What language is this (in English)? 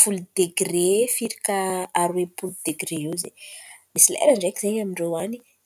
Antankarana Malagasy